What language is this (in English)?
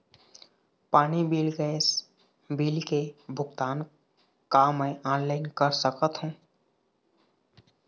Chhattisgarhi